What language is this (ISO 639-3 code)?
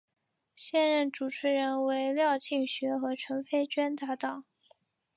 zho